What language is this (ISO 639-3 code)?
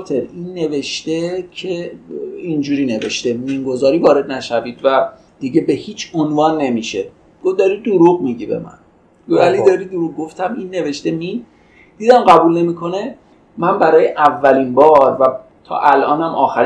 fas